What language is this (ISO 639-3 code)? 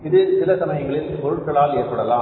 tam